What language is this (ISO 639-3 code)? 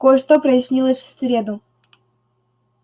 rus